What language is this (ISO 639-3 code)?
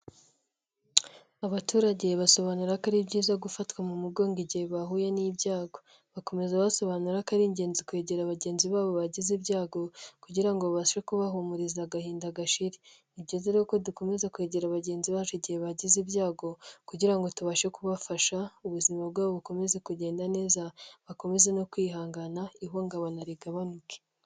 kin